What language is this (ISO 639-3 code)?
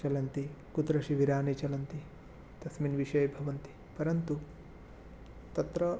san